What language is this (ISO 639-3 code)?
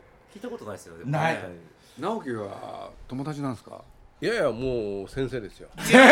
jpn